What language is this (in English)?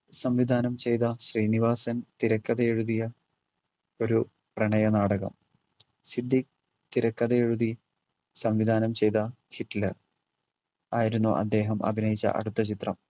Malayalam